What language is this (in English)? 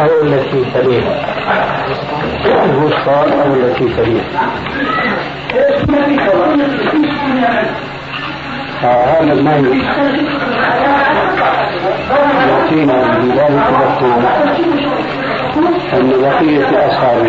Arabic